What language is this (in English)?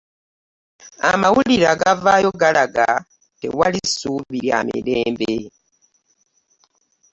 Ganda